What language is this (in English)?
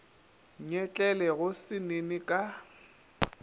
Northern Sotho